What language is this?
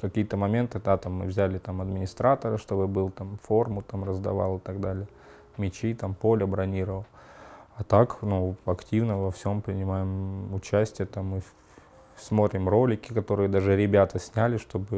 Russian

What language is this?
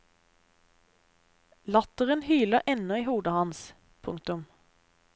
Norwegian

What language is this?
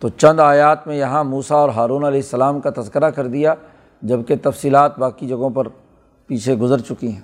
Urdu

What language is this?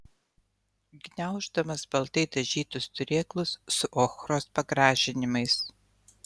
Lithuanian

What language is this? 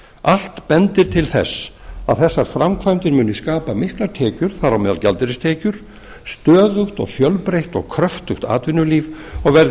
Icelandic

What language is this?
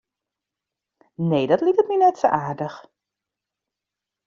Western Frisian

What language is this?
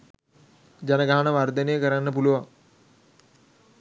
Sinhala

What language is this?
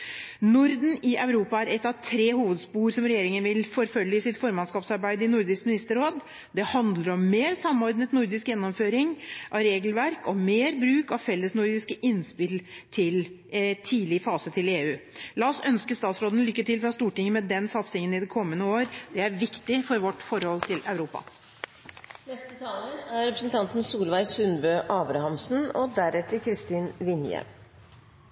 Norwegian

